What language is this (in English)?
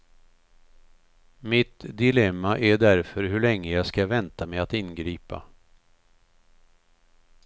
Swedish